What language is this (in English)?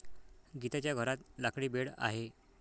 Marathi